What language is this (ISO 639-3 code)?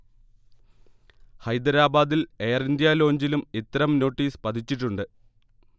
mal